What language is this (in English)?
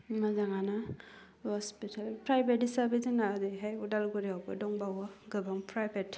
Bodo